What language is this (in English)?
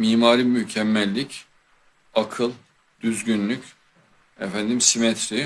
Turkish